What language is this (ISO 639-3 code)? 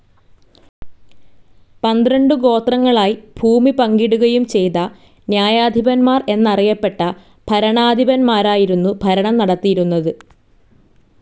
mal